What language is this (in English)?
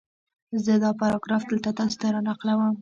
Pashto